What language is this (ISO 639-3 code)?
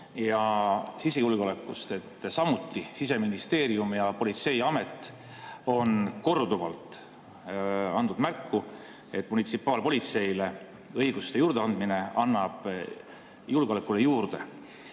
est